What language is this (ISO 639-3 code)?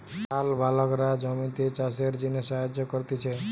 ben